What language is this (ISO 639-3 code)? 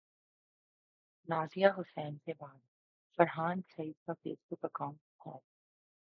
urd